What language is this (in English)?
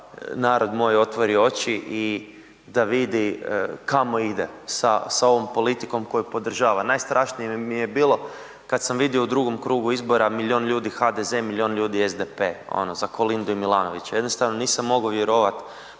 Croatian